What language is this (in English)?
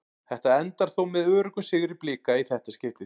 Icelandic